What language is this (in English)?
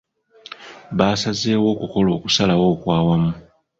Ganda